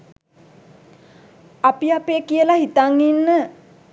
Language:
Sinhala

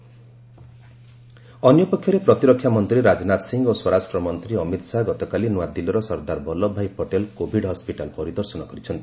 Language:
Odia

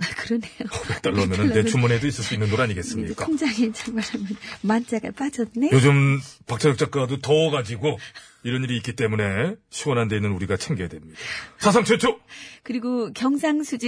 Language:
Korean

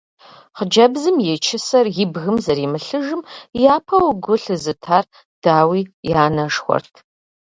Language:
Kabardian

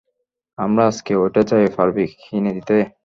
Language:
Bangla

